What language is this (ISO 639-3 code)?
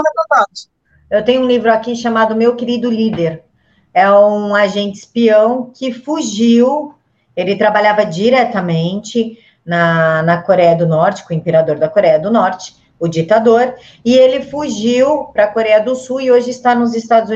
por